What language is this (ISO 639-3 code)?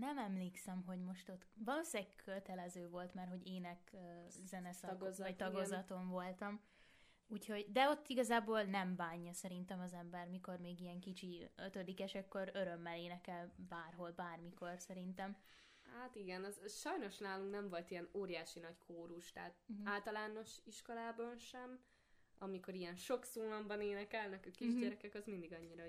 hun